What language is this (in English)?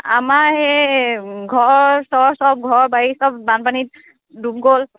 Assamese